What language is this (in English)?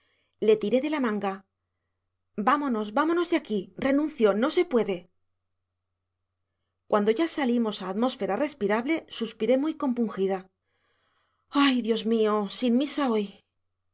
Spanish